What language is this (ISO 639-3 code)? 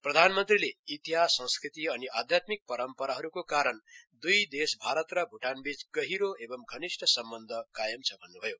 nep